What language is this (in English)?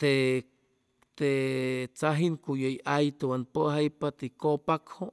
Chimalapa Zoque